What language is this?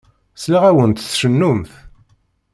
Kabyle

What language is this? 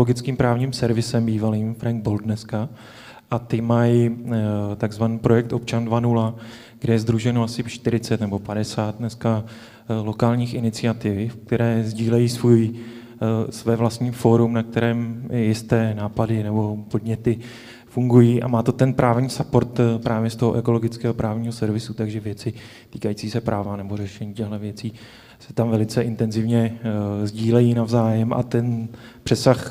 Czech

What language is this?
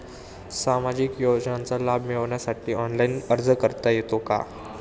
Marathi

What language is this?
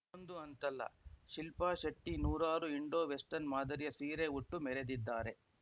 Kannada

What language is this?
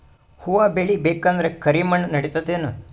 Kannada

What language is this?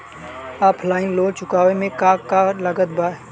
Bhojpuri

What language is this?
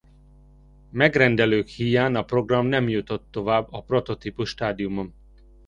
Hungarian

